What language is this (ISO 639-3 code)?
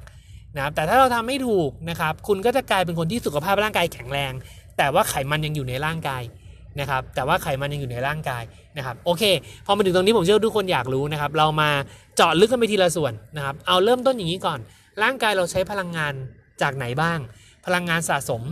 tha